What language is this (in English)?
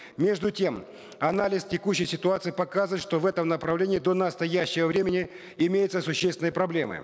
Kazakh